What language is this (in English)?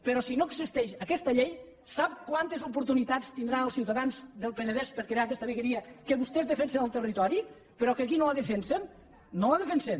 Catalan